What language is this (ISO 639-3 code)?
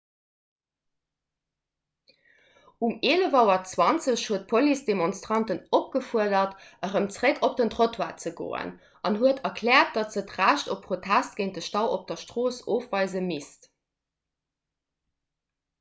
ltz